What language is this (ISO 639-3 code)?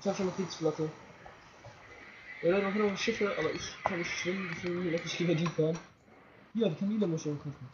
deu